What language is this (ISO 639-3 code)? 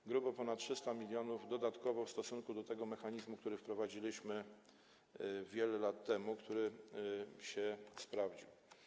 pol